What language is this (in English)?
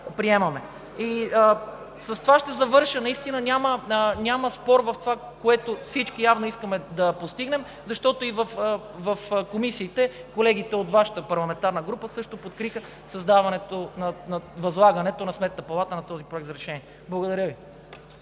Bulgarian